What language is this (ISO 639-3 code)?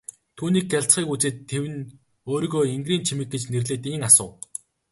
mon